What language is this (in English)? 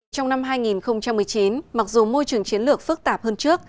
Vietnamese